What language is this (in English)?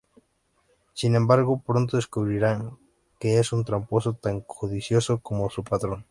Spanish